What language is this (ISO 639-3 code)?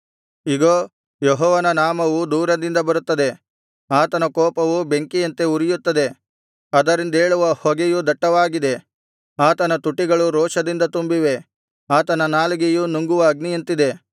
kan